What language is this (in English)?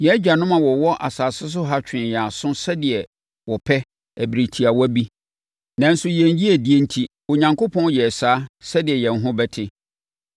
Akan